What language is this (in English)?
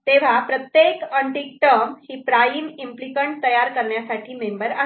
Marathi